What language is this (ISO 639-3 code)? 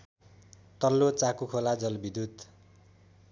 nep